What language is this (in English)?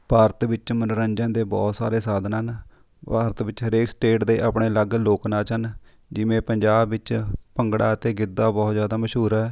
Punjabi